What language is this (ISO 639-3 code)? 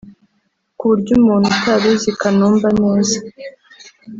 kin